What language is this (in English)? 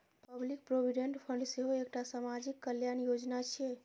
Maithili